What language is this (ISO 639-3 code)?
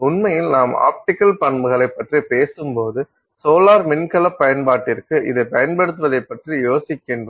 tam